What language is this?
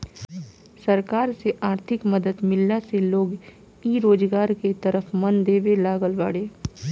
Bhojpuri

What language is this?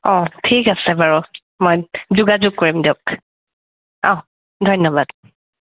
Assamese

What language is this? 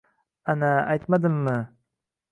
Uzbek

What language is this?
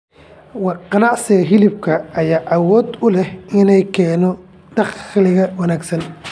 Somali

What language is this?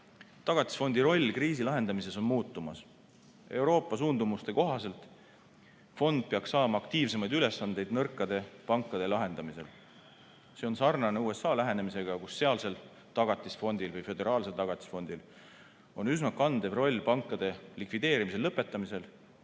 Estonian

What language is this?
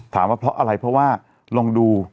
Thai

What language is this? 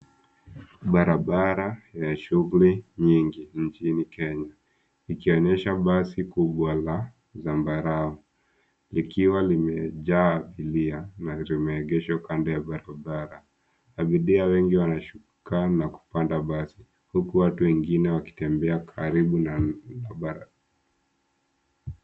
Swahili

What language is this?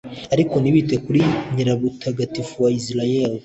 Kinyarwanda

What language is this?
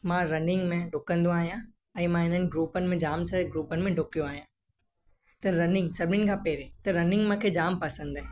Sindhi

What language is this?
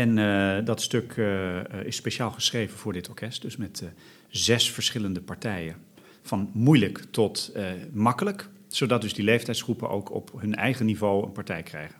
Dutch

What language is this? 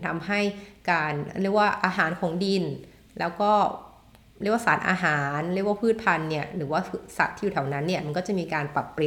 Thai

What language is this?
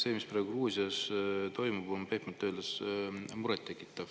Estonian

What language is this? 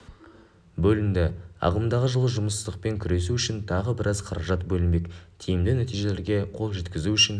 Kazakh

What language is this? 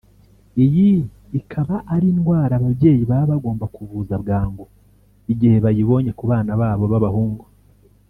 Kinyarwanda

